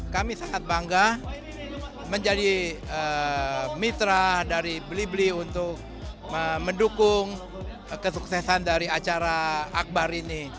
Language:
Indonesian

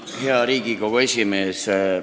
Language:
Estonian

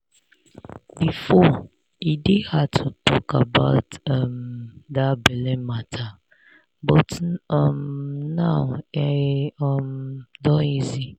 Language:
Nigerian Pidgin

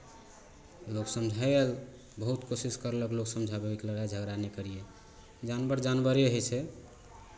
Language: Maithili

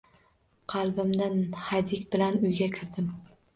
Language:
Uzbek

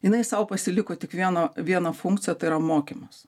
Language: Lithuanian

